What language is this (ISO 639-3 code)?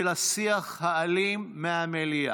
heb